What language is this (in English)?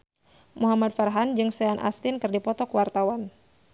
Sundanese